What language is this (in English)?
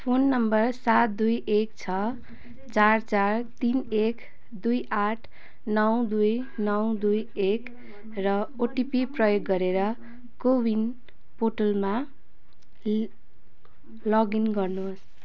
Nepali